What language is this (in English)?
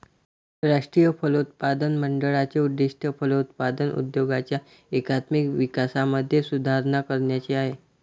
Marathi